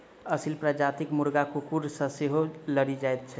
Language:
Maithili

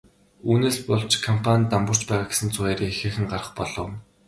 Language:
Mongolian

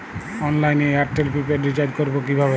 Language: Bangla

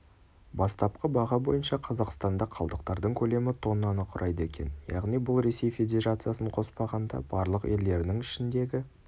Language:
Kazakh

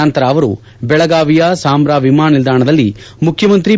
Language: Kannada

